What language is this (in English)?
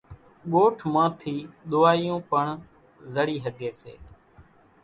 Kachi Koli